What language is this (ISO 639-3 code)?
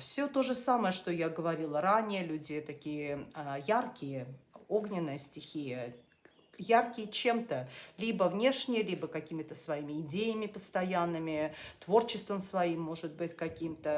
rus